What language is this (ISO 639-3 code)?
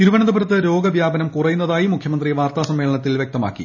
mal